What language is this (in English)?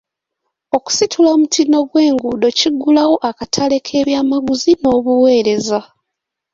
Ganda